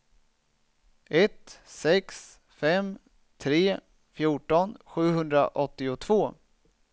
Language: Swedish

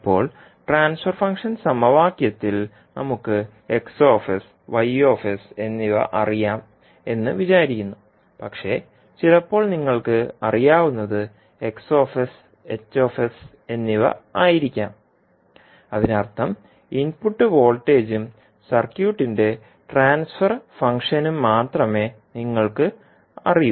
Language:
Malayalam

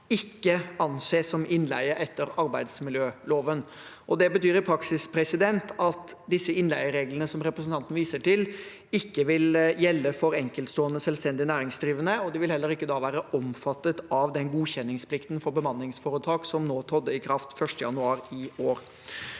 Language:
Norwegian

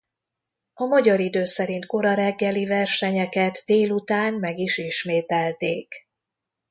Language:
Hungarian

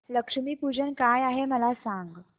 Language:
Marathi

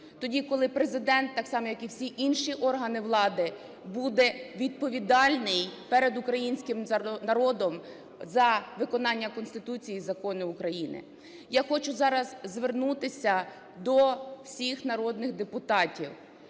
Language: Ukrainian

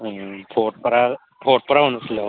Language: Bodo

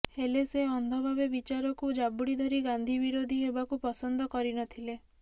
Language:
Odia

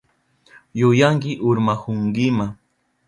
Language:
Southern Pastaza Quechua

